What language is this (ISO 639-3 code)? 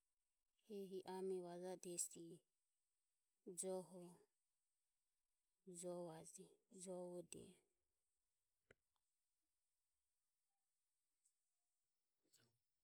aom